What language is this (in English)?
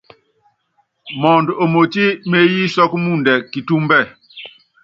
Yangben